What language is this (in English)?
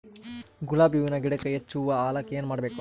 Kannada